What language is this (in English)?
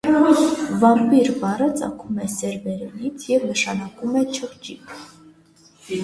Armenian